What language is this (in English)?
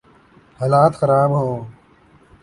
Urdu